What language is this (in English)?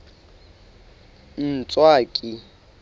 Southern Sotho